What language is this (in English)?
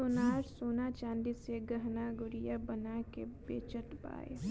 Bhojpuri